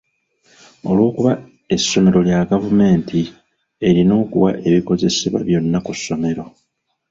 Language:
Ganda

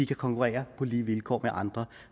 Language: Danish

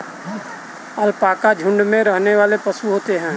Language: Hindi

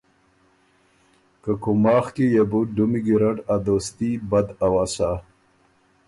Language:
Ormuri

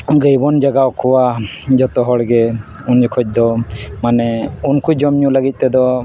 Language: Santali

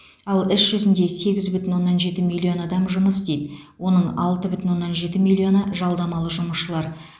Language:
Kazakh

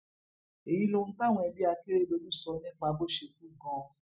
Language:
Yoruba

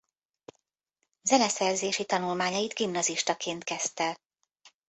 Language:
Hungarian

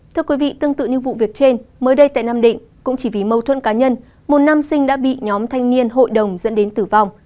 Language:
Vietnamese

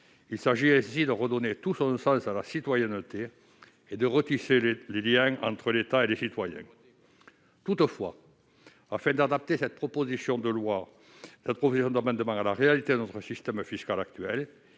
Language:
French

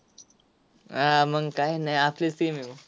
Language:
Marathi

